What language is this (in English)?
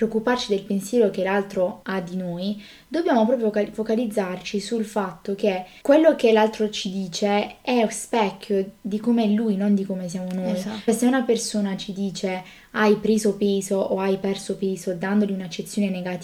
Italian